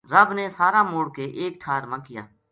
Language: Gujari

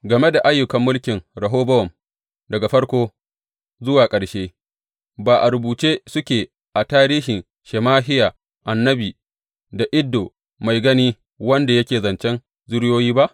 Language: Hausa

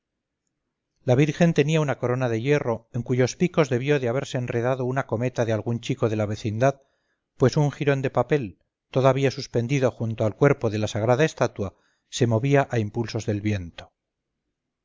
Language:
Spanish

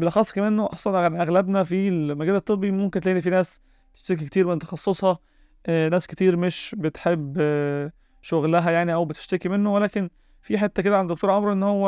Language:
Arabic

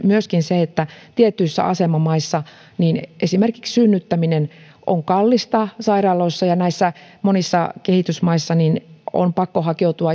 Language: Finnish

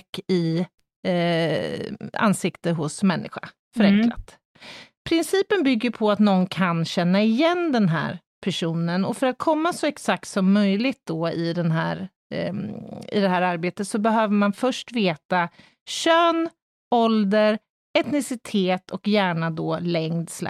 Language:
Swedish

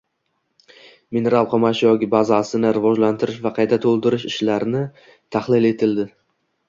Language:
Uzbek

